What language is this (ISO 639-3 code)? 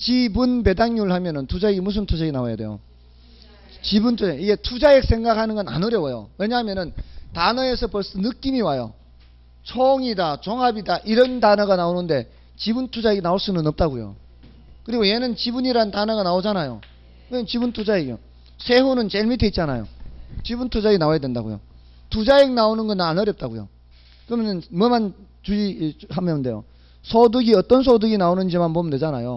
kor